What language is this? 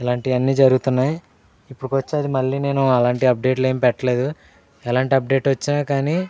Telugu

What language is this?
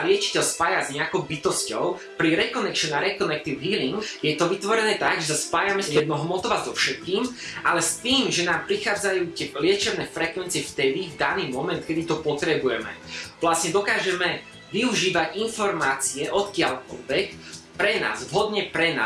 Slovak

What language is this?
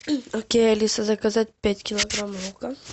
Russian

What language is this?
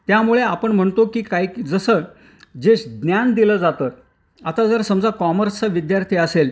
Marathi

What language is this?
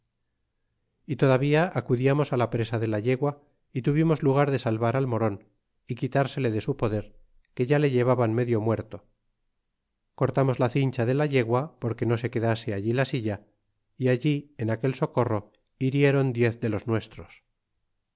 Spanish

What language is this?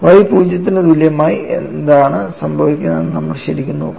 Malayalam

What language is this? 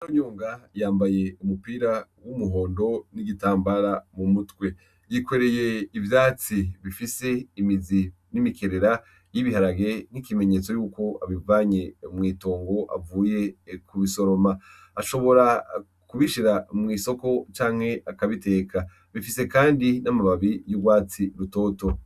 Rundi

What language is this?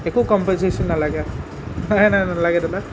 Assamese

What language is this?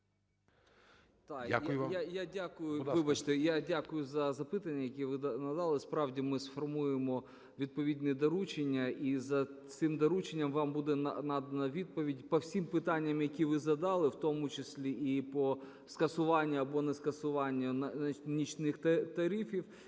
Ukrainian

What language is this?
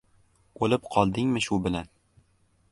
Uzbek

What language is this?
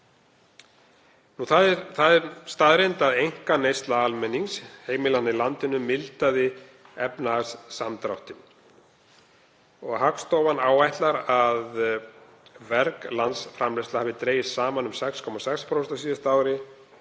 Icelandic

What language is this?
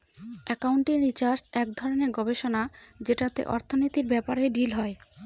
Bangla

